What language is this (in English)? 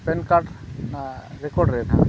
Santali